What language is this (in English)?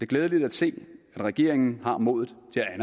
Danish